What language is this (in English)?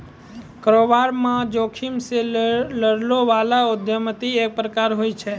Maithili